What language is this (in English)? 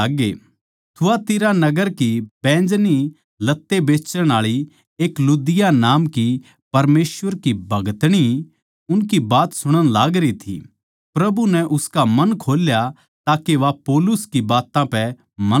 Haryanvi